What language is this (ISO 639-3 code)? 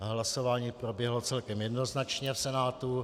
ces